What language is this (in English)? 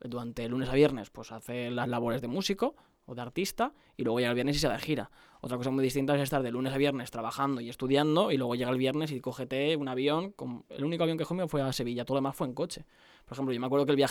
Spanish